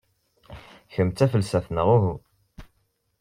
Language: Kabyle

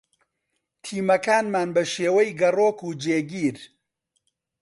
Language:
Central Kurdish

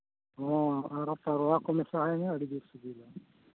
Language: Santali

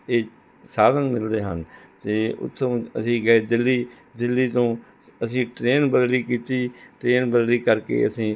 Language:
Punjabi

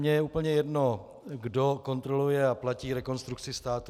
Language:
Czech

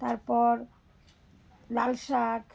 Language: Bangla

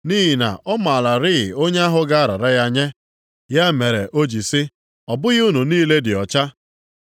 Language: Igbo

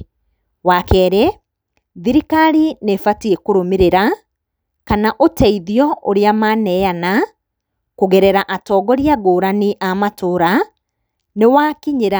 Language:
Kikuyu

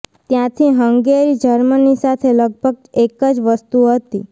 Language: Gujarati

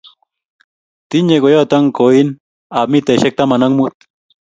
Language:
Kalenjin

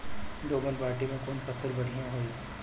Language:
Bhojpuri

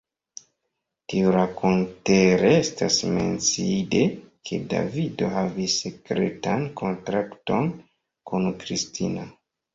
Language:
Esperanto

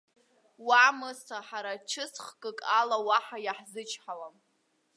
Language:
Abkhazian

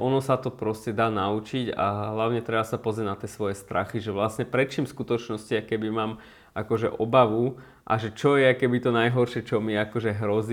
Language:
Slovak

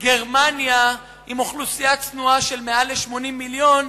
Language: Hebrew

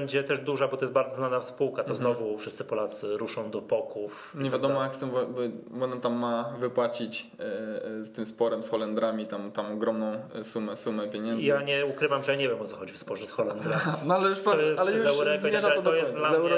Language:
Polish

